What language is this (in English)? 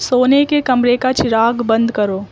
Urdu